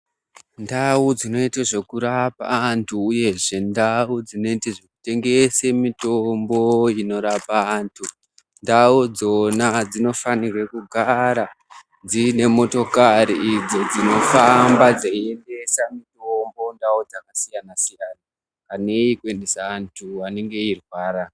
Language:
Ndau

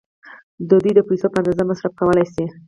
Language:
Pashto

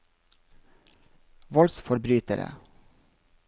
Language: Norwegian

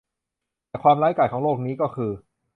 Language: Thai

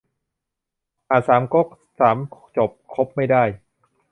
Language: Thai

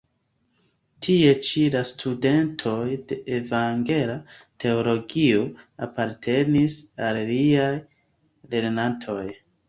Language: Esperanto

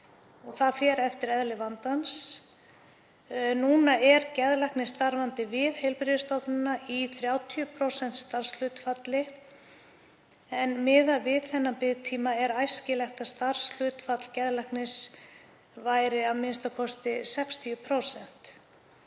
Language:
Icelandic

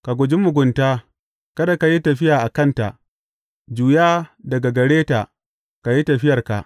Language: Hausa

